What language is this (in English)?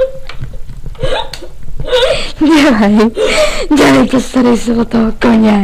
Czech